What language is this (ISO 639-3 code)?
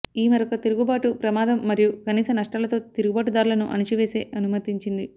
tel